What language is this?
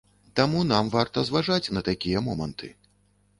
Belarusian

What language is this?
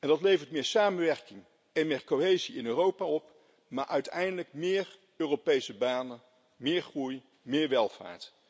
Dutch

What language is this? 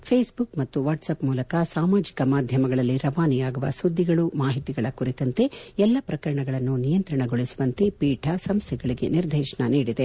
Kannada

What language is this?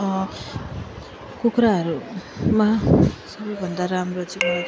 Nepali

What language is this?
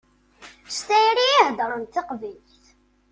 Kabyle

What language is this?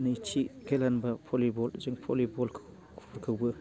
Bodo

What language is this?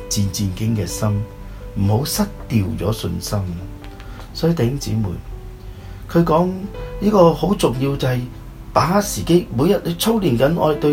Chinese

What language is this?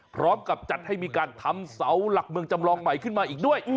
Thai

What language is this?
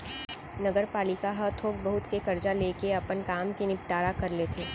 Chhattisgarhi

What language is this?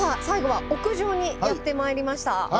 Japanese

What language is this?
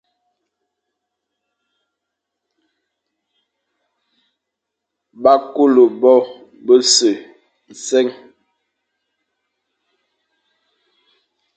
Fang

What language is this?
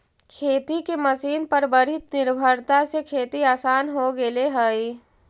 Magahi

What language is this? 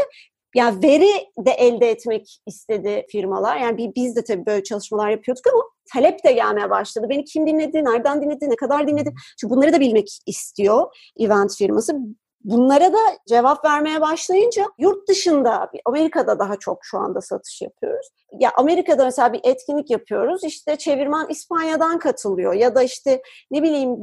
Turkish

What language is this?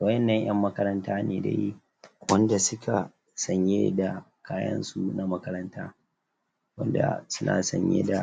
Hausa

